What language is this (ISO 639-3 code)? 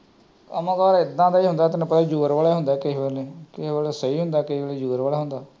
pan